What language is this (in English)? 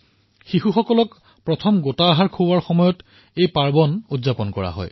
Assamese